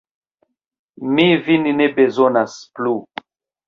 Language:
Esperanto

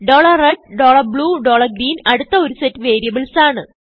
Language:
Malayalam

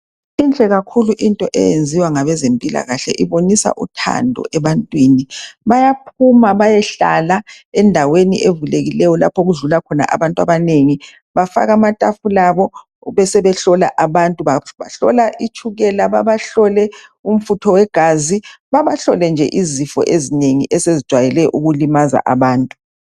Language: North Ndebele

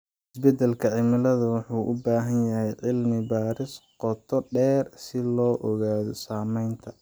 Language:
Somali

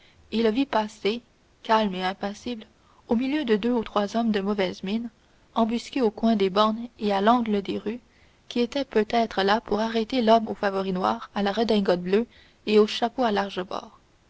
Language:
French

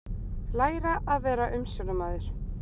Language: Icelandic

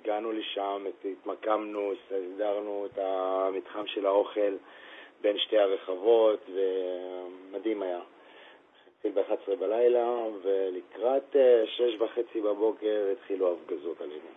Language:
Hebrew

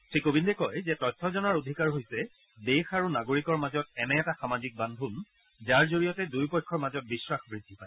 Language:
Assamese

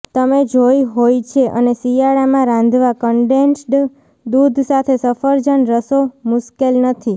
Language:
Gujarati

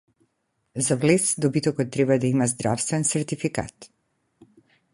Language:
Macedonian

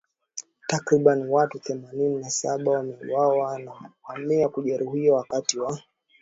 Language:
Swahili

